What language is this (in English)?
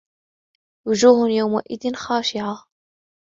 Arabic